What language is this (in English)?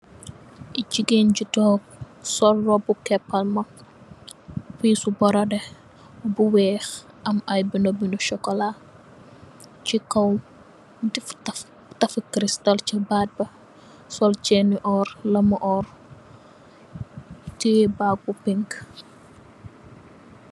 Wolof